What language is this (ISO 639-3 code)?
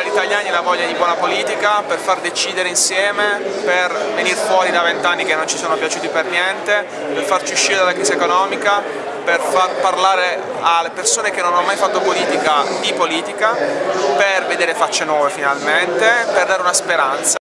ita